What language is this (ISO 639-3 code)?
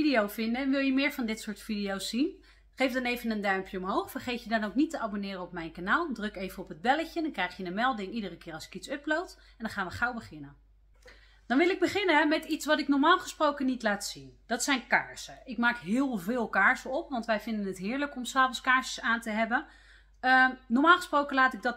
nld